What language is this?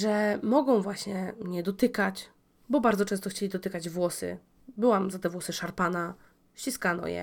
Polish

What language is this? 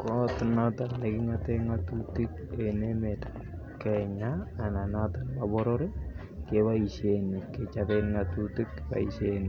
Kalenjin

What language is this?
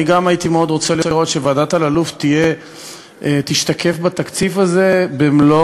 Hebrew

